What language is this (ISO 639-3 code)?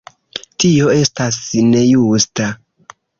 epo